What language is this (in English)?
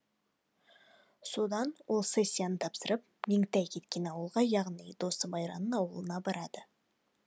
Kazakh